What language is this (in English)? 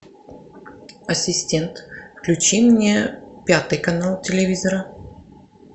Russian